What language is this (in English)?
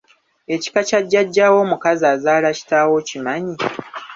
Ganda